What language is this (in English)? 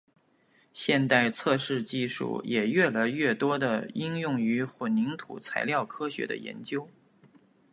Chinese